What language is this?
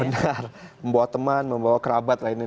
Indonesian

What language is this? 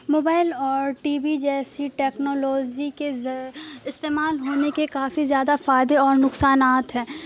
Urdu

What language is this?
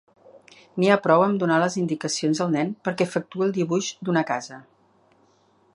Catalan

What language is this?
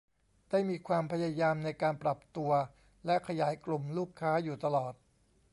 Thai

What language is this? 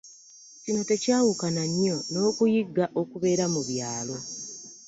Ganda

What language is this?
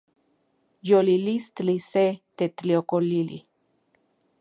Central Puebla Nahuatl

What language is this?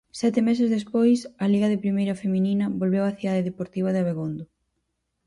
Galician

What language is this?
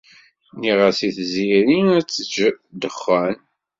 Kabyle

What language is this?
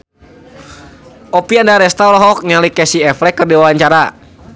Sundanese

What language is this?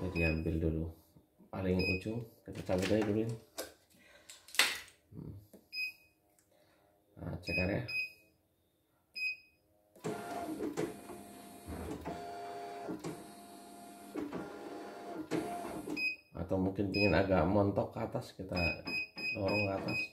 Indonesian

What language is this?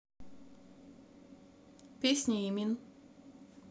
Russian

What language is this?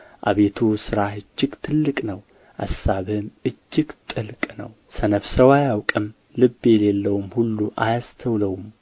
Amharic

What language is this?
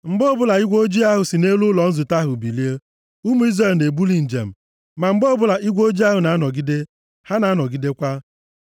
Igbo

